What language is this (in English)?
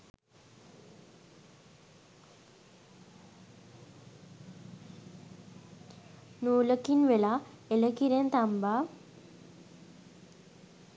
Sinhala